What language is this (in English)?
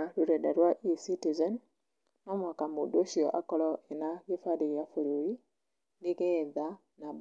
Kikuyu